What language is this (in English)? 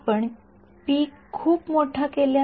Marathi